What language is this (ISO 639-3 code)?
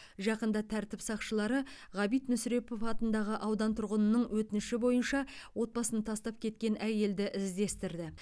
kaz